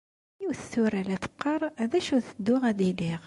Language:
Kabyle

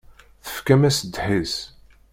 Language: Kabyle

